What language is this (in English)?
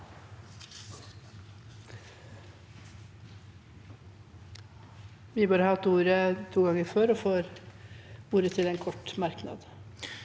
Norwegian